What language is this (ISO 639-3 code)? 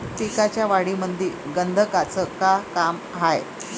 mar